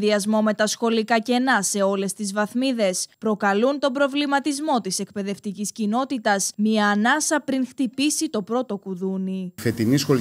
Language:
Greek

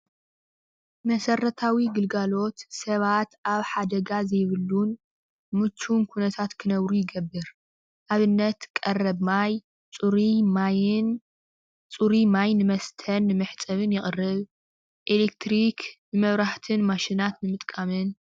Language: Tigrinya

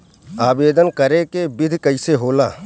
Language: Bhojpuri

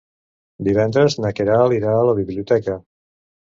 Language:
Catalan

